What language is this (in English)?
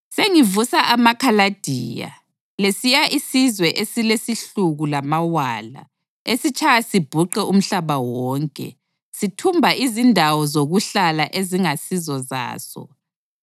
North Ndebele